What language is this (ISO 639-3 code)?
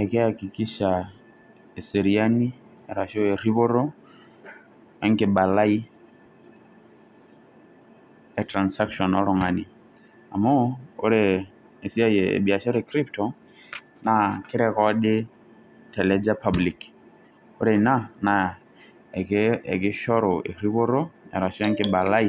mas